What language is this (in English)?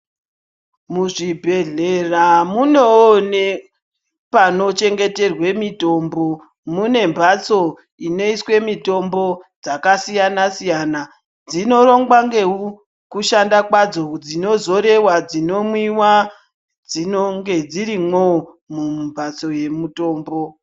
Ndau